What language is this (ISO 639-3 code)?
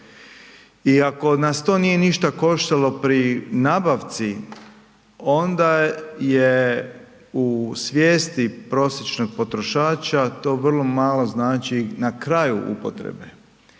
hrv